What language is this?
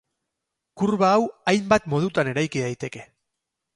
Basque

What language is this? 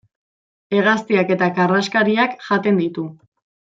Basque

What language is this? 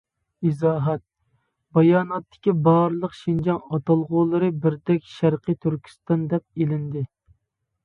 Uyghur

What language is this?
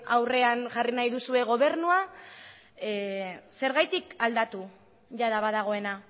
Basque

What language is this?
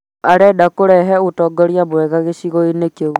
Kikuyu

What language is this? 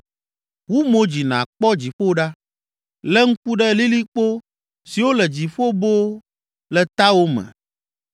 Ewe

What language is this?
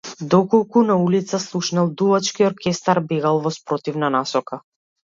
Macedonian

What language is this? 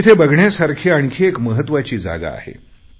Marathi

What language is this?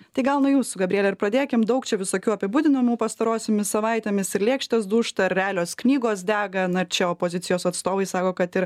Lithuanian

